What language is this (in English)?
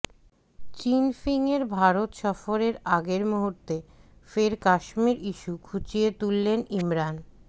Bangla